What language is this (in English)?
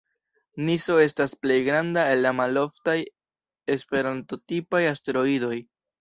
Esperanto